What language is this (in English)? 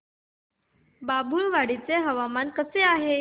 Marathi